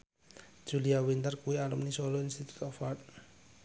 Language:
Javanese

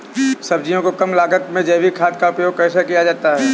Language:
Hindi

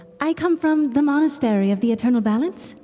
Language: English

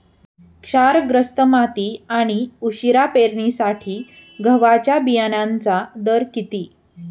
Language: Marathi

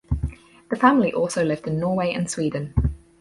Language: English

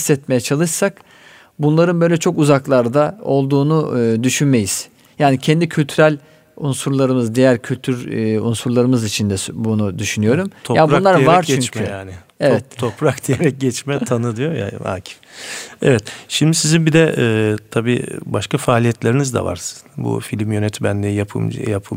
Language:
Turkish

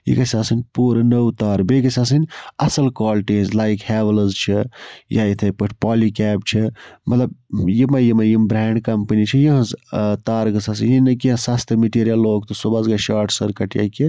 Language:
Kashmiri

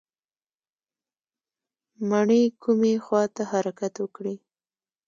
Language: Pashto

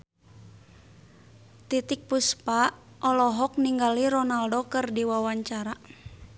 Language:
Sundanese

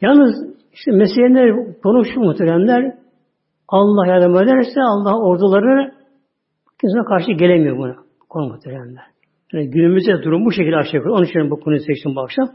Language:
Turkish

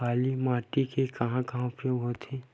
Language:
Chhattisgarhi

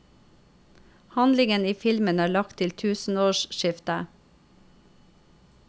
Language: Norwegian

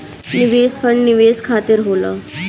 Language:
Bhojpuri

